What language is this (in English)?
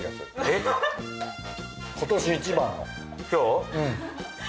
Japanese